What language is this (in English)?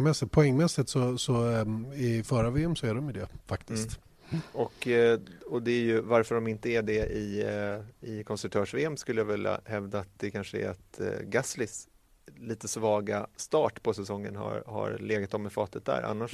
Swedish